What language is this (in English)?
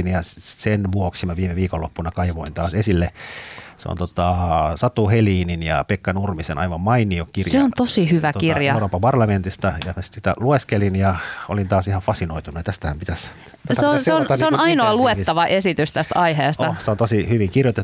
Finnish